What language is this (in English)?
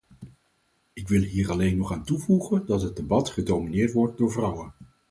Dutch